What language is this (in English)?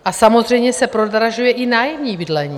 Czech